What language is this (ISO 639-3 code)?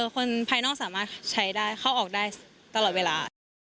tha